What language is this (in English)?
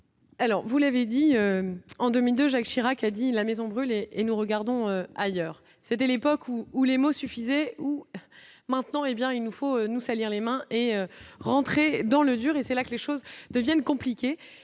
French